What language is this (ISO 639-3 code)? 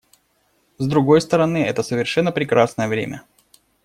rus